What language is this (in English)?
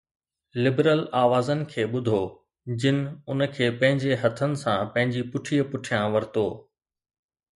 Sindhi